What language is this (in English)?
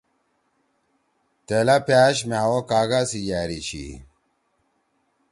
Torwali